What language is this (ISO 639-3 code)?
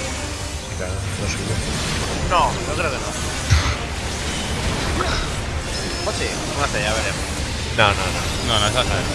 spa